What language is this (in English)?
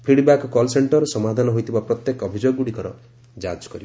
Odia